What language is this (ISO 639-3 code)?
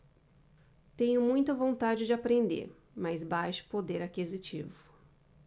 por